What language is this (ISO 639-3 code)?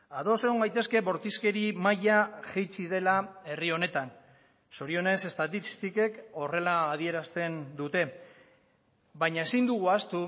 eus